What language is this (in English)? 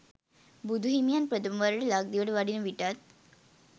Sinhala